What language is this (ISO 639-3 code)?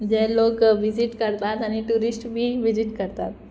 kok